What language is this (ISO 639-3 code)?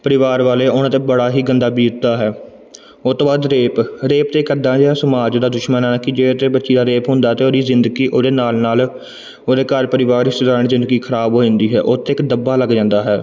pan